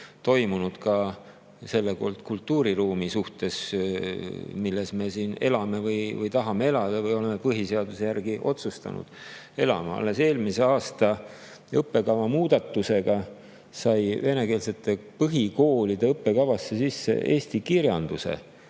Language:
Estonian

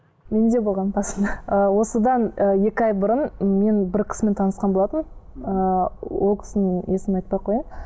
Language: Kazakh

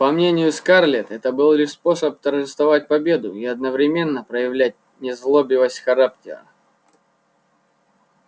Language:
Russian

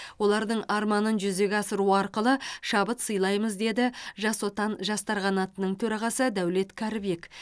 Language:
Kazakh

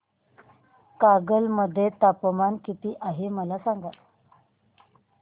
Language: Marathi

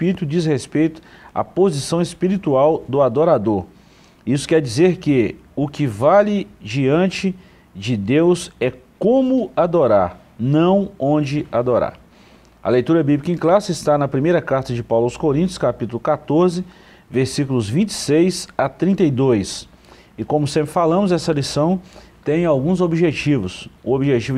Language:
Portuguese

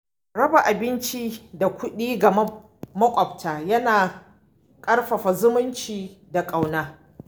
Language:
Hausa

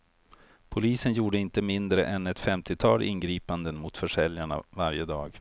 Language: Swedish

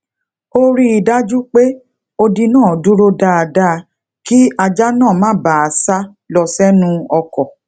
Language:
Yoruba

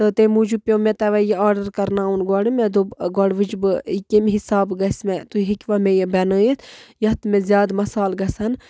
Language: Kashmiri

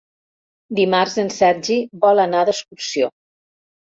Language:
Catalan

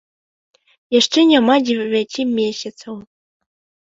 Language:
Belarusian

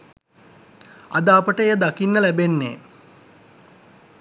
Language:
Sinhala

